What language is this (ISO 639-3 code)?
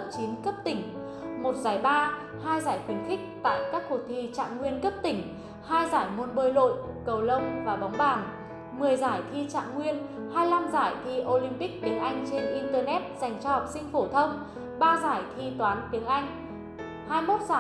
vie